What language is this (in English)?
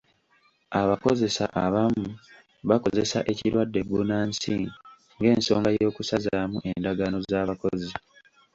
Ganda